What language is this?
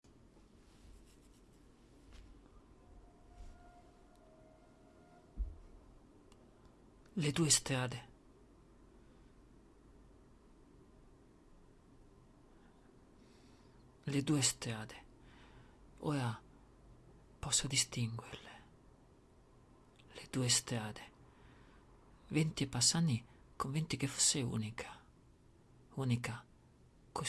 Italian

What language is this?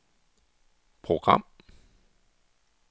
Danish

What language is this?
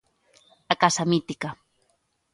Galician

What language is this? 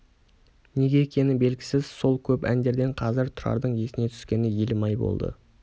Kazakh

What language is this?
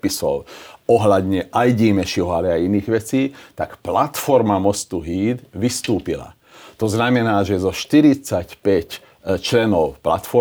Slovak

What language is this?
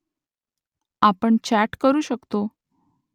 Marathi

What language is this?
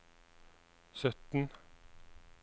Norwegian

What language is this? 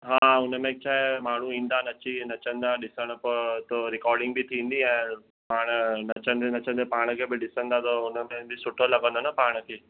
Sindhi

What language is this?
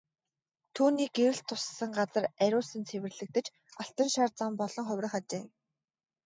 Mongolian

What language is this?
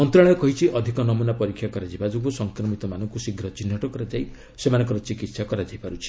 Odia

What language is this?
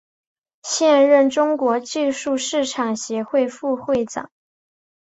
Chinese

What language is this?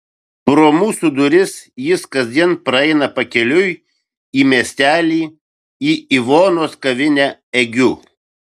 Lithuanian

